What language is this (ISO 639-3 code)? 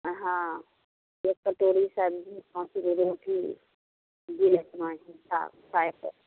mai